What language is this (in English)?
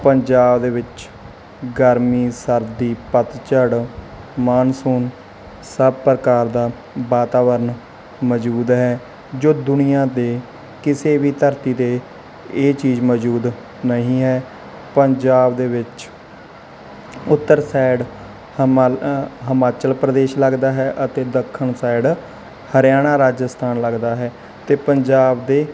Punjabi